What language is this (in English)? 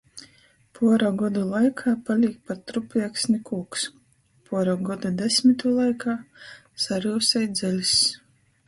Latgalian